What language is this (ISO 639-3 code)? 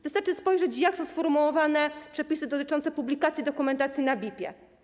pol